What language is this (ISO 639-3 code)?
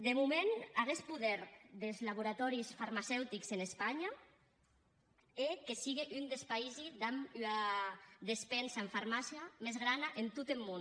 cat